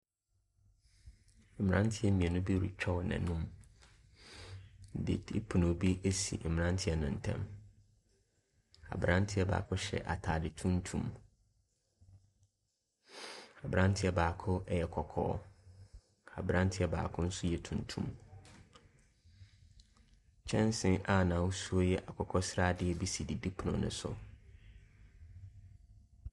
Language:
Akan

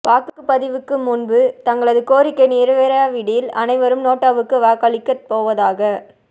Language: Tamil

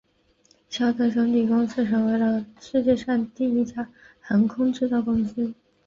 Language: Chinese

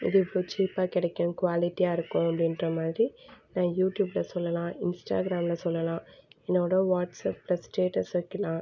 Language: Tamil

